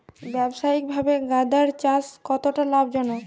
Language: Bangla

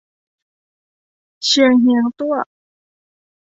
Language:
Thai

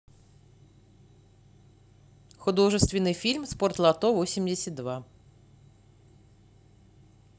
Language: Russian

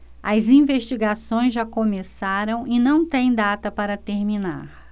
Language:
Portuguese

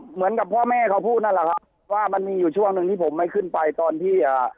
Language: Thai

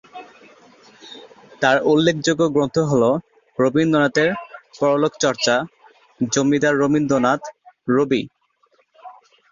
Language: Bangla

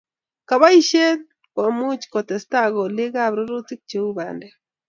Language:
Kalenjin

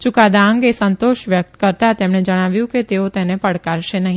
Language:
Gujarati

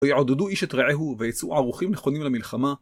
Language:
Hebrew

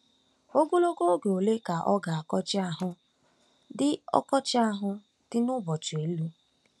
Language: Igbo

